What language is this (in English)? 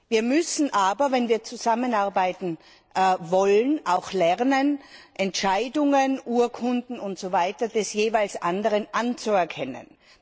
German